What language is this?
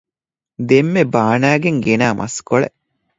Divehi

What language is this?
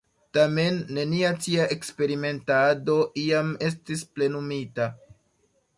Esperanto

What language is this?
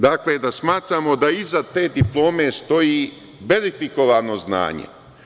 Serbian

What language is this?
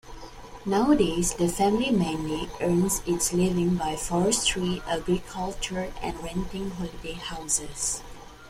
English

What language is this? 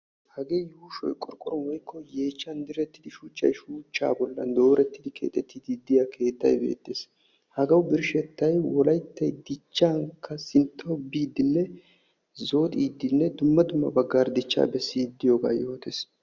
Wolaytta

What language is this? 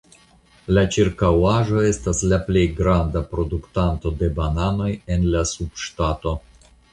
Esperanto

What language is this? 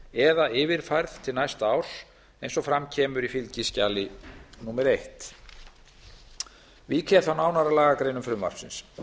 Icelandic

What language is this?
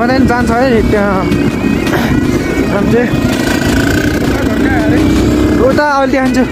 Indonesian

